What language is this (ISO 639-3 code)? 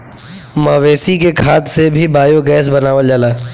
bho